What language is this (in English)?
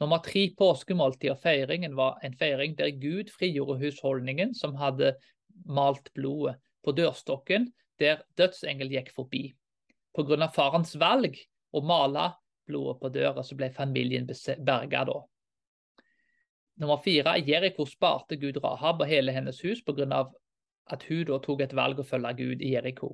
Danish